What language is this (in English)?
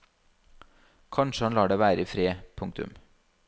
Norwegian